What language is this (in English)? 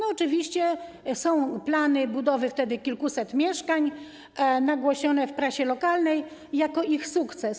Polish